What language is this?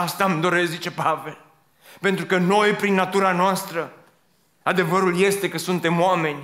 Romanian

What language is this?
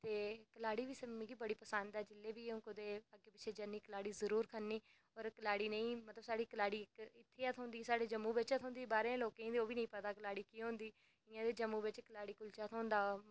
Dogri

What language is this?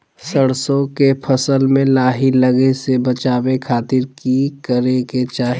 Magahi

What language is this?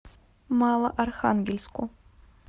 Russian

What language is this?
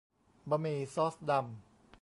Thai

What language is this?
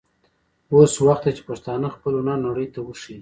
Pashto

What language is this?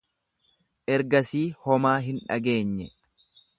Oromo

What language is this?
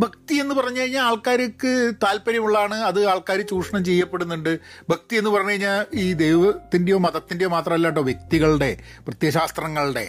Malayalam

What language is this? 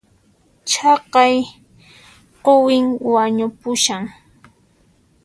Puno Quechua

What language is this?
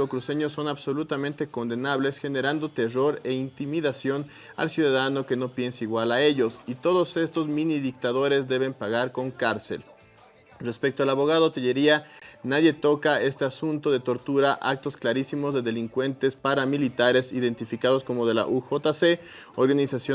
Spanish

